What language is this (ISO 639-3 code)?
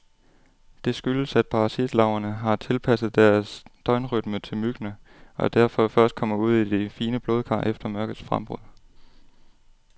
dan